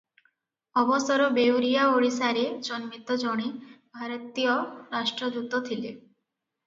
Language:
Odia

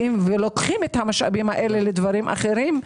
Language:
Hebrew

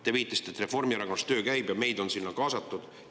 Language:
Estonian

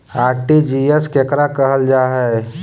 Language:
Magahi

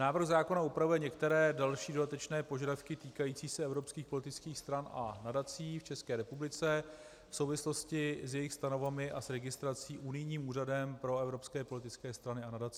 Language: Czech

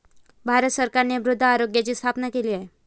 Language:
Marathi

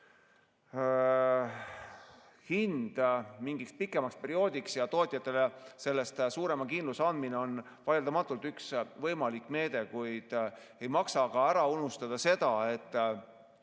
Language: Estonian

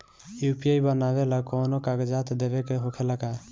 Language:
Bhojpuri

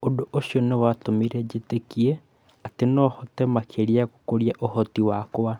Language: Kikuyu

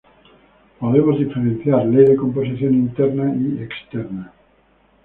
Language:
Spanish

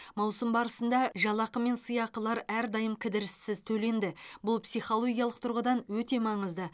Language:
Kazakh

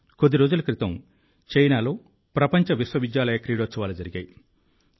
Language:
Telugu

